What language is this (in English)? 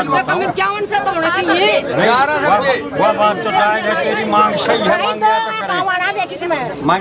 Indonesian